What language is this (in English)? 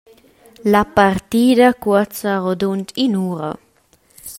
Romansh